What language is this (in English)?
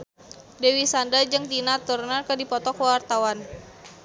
Sundanese